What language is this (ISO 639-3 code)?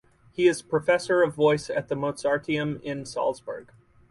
eng